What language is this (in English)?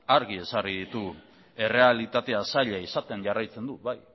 Basque